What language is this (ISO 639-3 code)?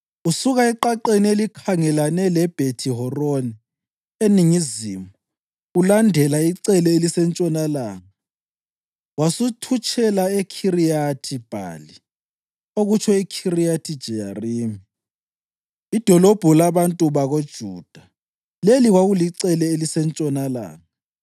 nde